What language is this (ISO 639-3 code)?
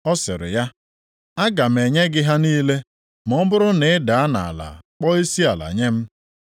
ibo